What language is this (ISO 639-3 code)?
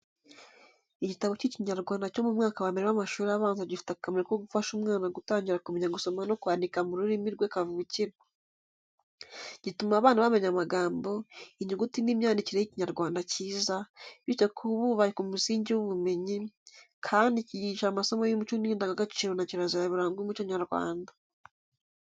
kin